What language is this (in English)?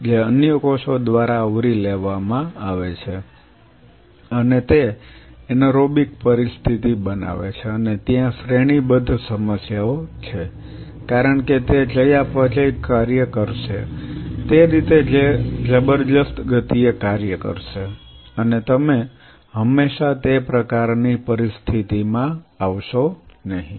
Gujarati